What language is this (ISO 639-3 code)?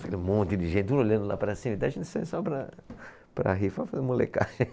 por